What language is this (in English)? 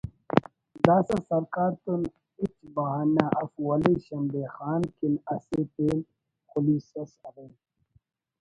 Brahui